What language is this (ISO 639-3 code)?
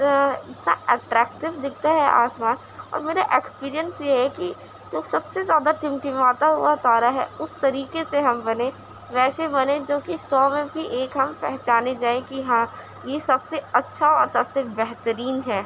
urd